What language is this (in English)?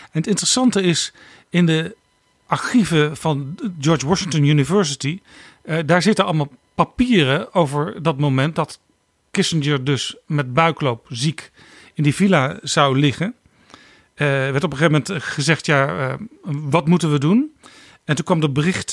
Dutch